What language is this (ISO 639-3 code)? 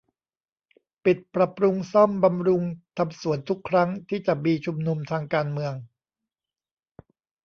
tha